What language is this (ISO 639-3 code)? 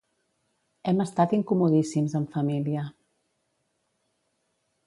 cat